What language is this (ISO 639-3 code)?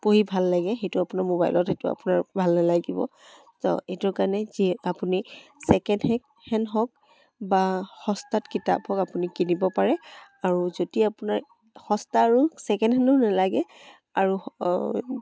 asm